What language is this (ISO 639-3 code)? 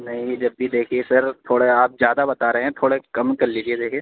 urd